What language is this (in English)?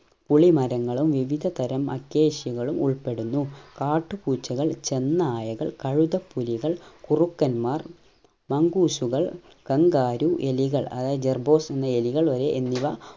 Malayalam